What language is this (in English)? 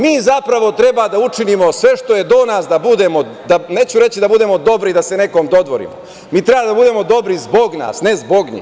Serbian